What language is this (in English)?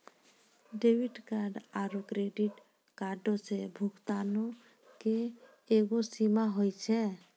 Maithili